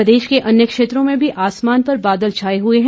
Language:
Hindi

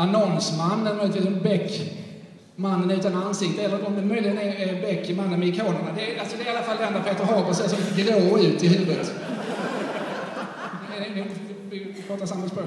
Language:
Swedish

